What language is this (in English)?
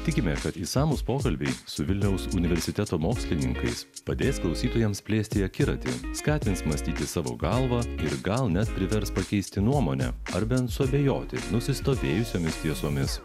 Lithuanian